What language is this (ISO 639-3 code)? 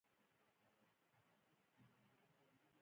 pus